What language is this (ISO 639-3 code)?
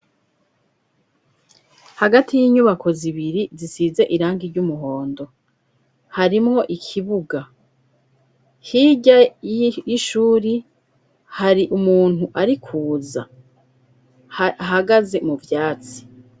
run